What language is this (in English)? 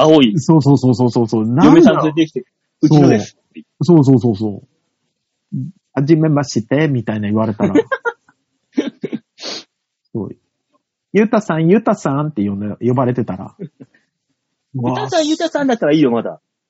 Japanese